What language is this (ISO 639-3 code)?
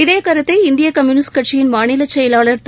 tam